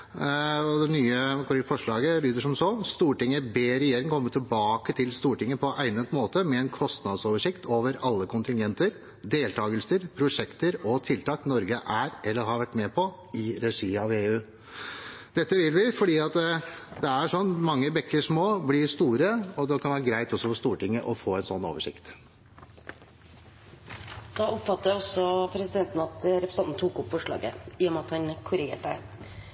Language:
Norwegian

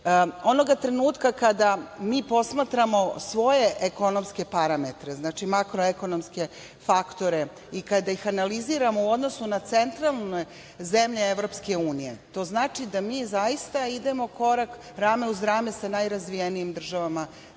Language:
Serbian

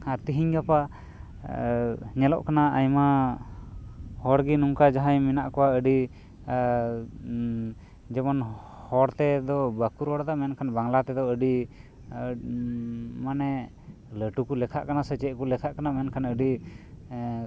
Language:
Santali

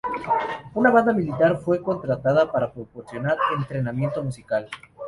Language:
Spanish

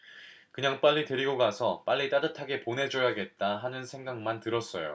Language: Korean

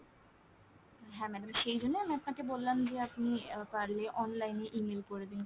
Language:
Bangla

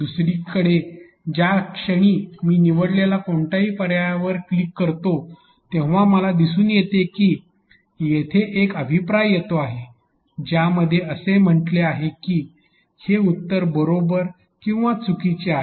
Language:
Marathi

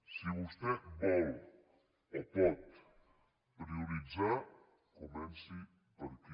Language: Catalan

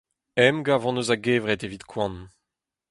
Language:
Breton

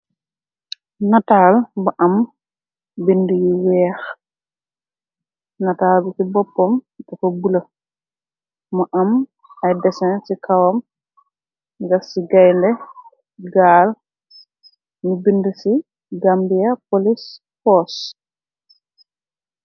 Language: Wolof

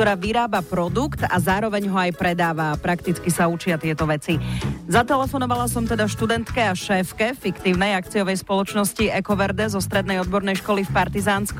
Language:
Slovak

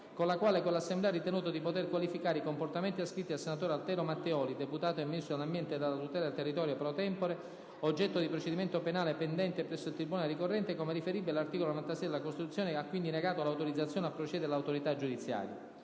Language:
Italian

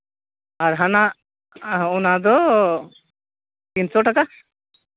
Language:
Santali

